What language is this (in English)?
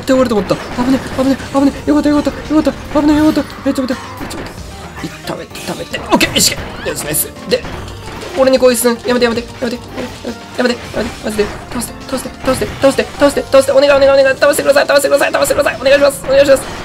Japanese